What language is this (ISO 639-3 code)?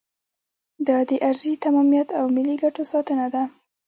pus